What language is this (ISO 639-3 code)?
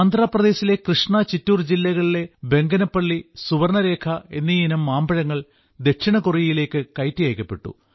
mal